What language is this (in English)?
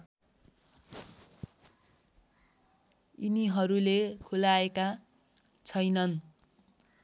Nepali